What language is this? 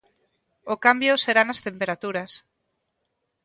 Galician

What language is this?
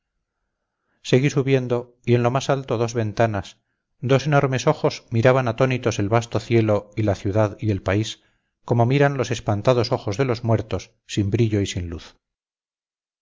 Spanish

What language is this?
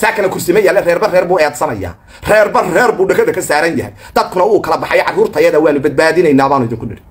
Arabic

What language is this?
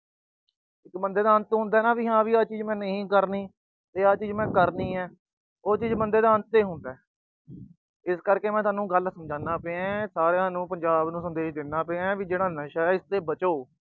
Punjabi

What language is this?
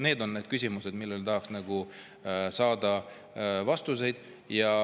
Estonian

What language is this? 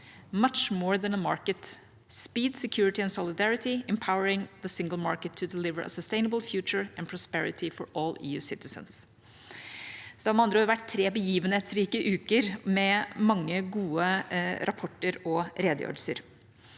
Norwegian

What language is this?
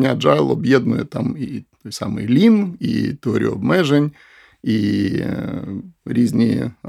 Ukrainian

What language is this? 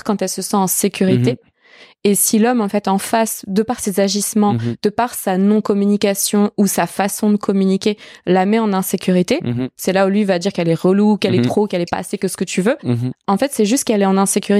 French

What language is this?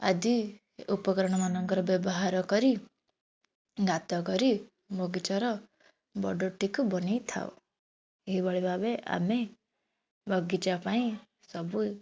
Odia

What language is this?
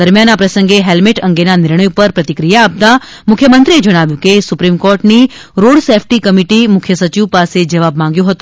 Gujarati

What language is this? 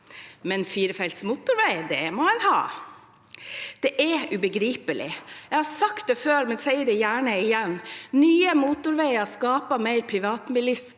Norwegian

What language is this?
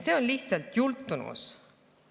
Estonian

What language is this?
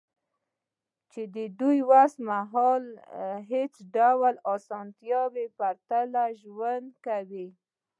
Pashto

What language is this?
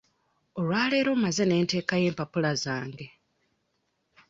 Ganda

